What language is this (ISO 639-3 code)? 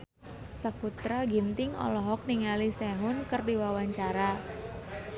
sun